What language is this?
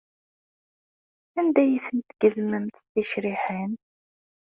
Kabyle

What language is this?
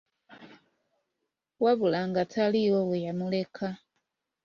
Ganda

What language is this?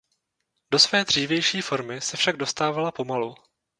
Czech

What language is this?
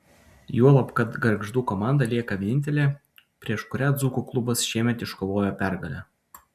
Lithuanian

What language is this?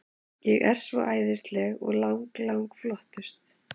Icelandic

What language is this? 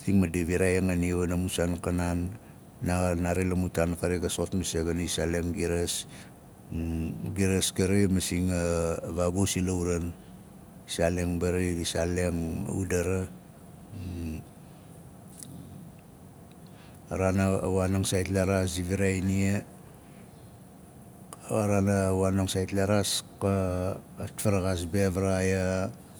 Nalik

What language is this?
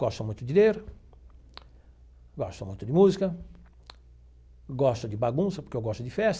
Portuguese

